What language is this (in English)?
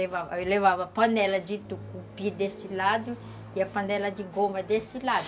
Portuguese